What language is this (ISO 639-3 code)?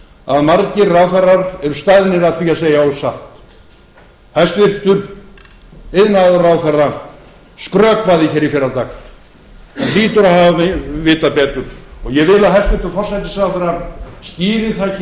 isl